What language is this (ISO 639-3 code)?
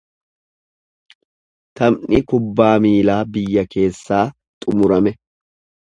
orm